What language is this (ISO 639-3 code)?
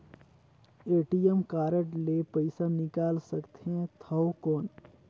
hne